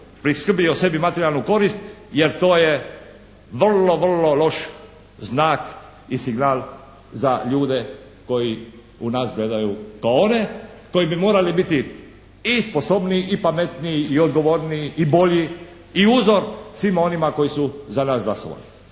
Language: Croatian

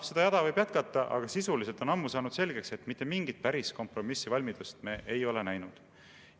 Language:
Estonian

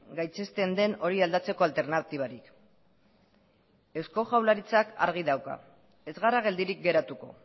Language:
Basque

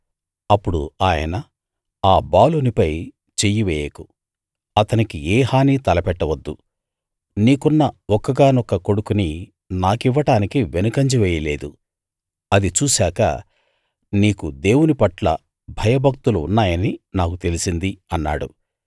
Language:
Telugu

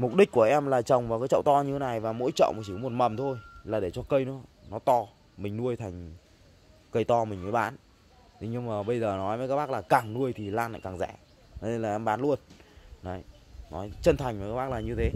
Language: Vietnamese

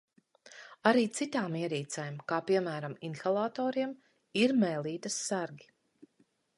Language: Latvian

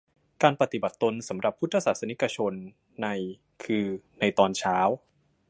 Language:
Thai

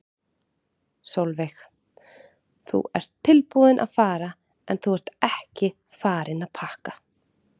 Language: Icelandic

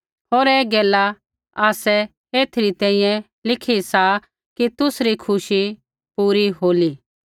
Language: Kullu Pahari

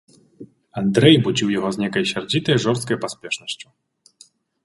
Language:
Belarusian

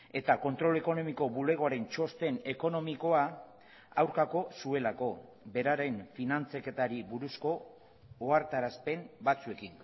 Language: Basque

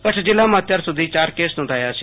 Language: Gujarati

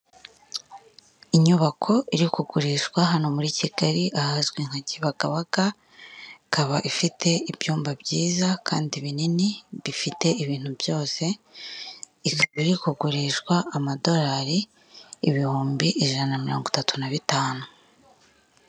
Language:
Kinyarwanda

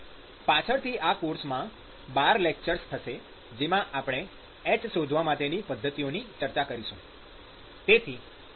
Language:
Gujarati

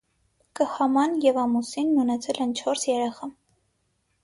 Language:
Armenian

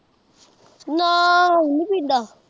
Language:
Punjabi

